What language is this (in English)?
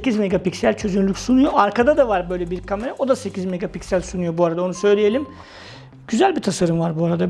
Turkish